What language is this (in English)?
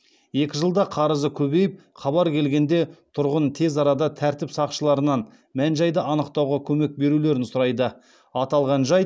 Kazakh